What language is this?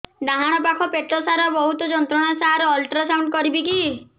Odia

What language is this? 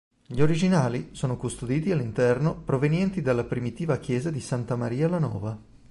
Italian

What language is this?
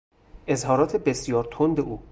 Persian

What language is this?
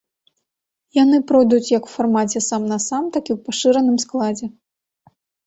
Belarusian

